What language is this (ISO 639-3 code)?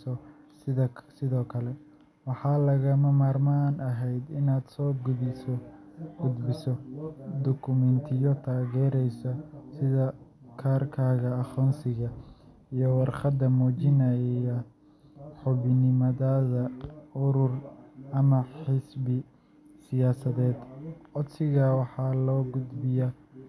som